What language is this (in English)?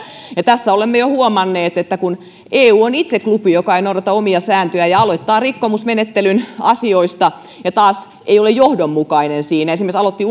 Finnish